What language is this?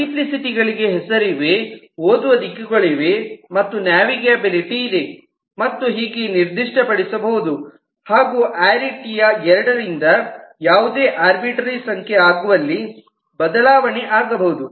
Kannada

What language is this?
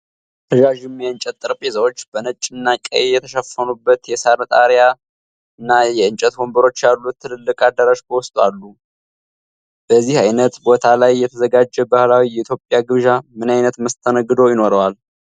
Amharic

